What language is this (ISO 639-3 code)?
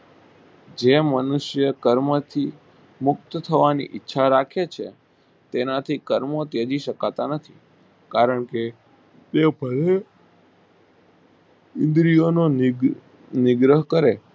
guj